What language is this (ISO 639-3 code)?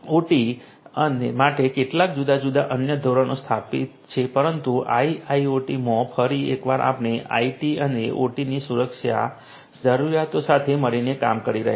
guj